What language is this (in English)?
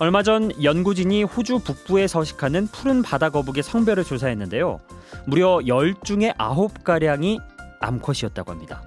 Korean